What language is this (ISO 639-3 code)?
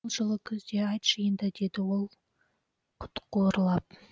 kaz